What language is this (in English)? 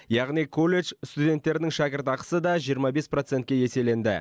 Kazakh